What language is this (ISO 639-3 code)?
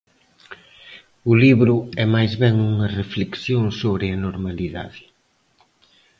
glg